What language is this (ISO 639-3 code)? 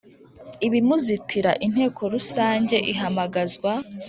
kin